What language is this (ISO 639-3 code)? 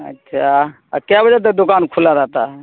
urd